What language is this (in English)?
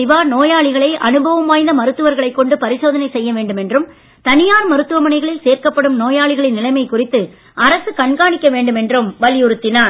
Tamil